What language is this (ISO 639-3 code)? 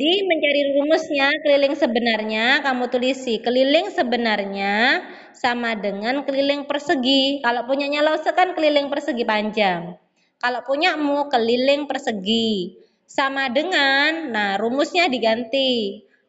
ind